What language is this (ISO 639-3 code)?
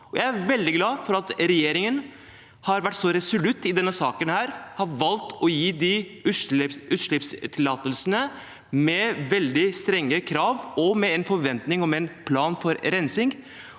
nor